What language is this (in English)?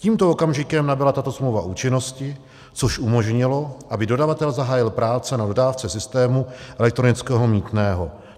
Czech